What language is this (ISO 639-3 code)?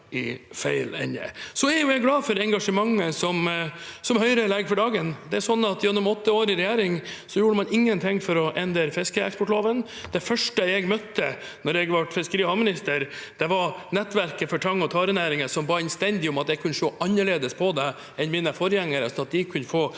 nor